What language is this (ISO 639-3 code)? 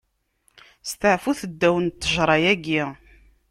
kab